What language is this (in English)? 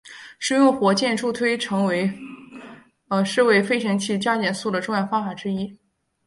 Chinese